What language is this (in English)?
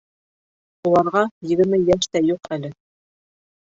Bashkir